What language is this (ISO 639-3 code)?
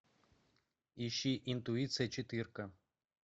rus